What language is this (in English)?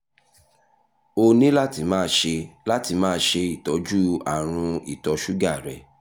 Yoruba